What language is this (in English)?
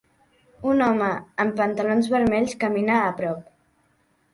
Catalan